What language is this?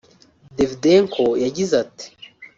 Kinyarwanda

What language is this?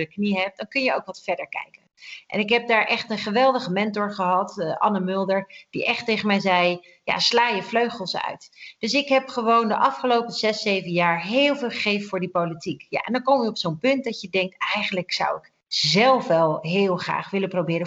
Dutch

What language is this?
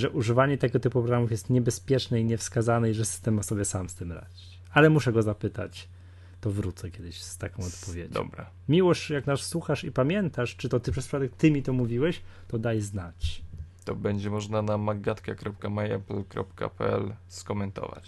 Polish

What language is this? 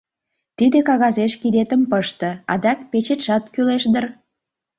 Mari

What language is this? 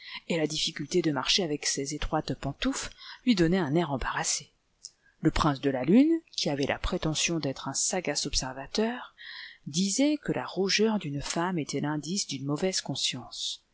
French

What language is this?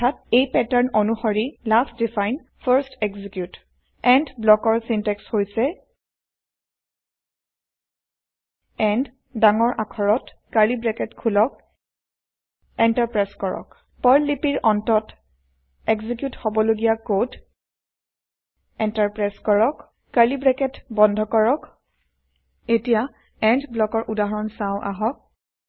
Assamese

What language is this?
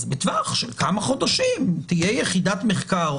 Hebrew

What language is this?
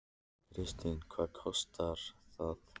Icelandic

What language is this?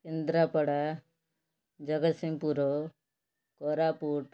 Odia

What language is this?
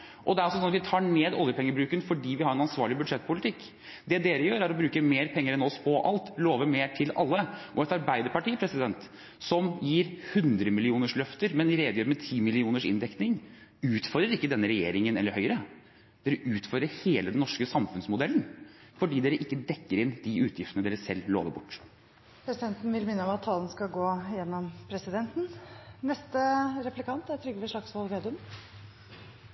Norwegian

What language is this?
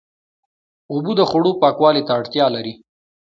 Pashto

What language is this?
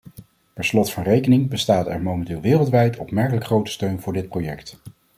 Dutch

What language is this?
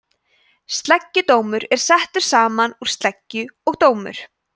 Icelandic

